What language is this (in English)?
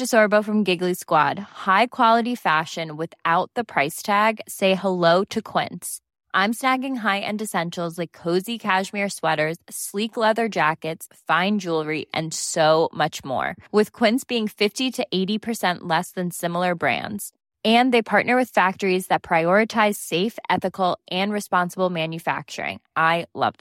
Swedish